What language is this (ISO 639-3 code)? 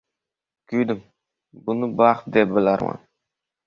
uzb